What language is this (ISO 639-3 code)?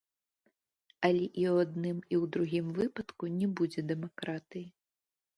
bel